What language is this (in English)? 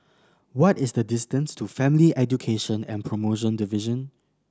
English